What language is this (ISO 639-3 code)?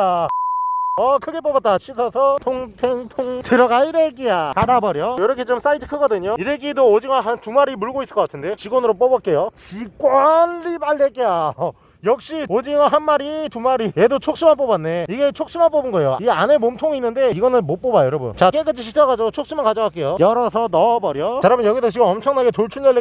kor